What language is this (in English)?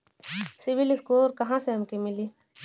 Bhojpuri